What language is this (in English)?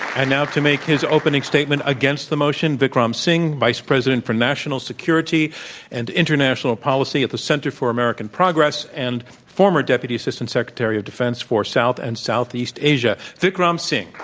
English